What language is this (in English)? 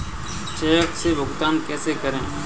Hindi